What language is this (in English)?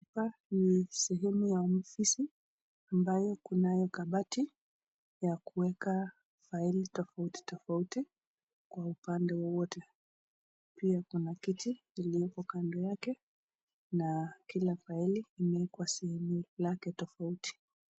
Swahili